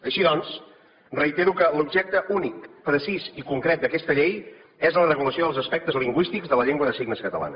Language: Catalan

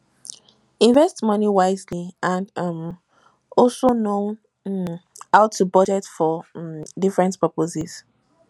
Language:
Nigerian Pidgin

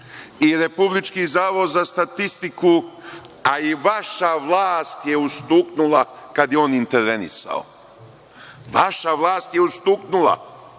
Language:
Serbian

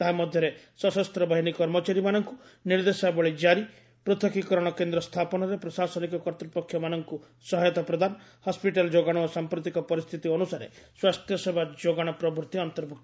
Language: Odia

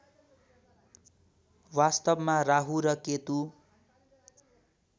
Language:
Nepali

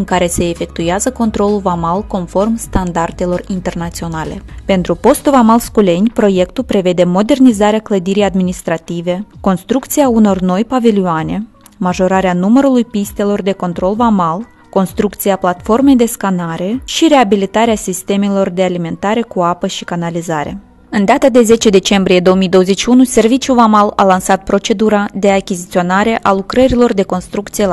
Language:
Romanian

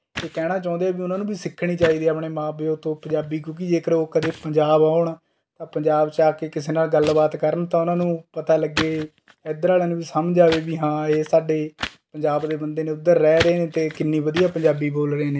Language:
Punjabi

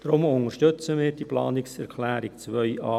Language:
Swiss German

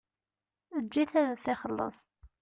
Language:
Kabyle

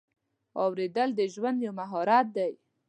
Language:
Pashto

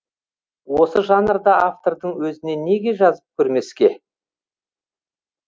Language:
Kazakh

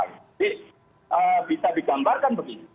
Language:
Indonesian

